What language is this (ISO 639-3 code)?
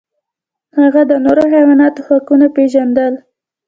pus